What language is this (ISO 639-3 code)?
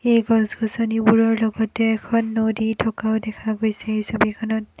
asm